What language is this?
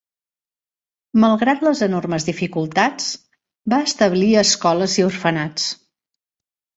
Catalan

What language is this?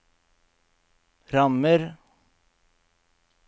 Norwegian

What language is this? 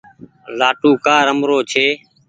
Goaria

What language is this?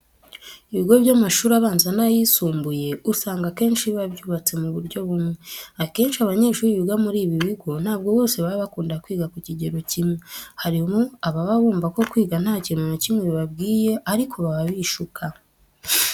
Kinyarwanda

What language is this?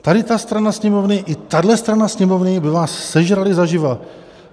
Czech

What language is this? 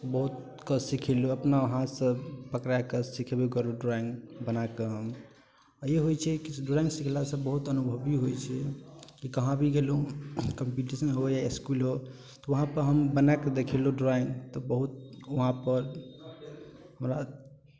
Maithili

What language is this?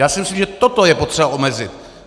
Czech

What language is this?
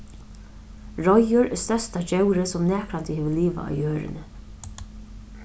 Faroese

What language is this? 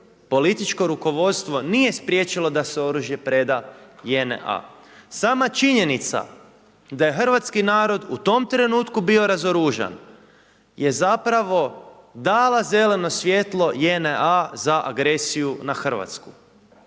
Croatian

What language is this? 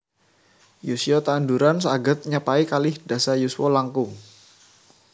Javanese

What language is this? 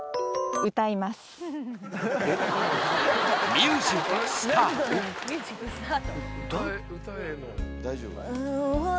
Japanese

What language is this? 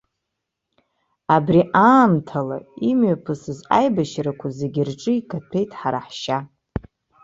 Abkhazian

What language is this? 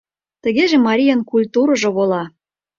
Mari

